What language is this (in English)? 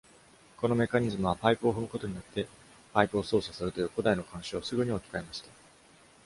Japanese